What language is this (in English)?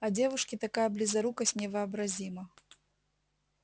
Russian